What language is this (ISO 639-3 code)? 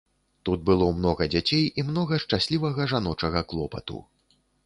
bel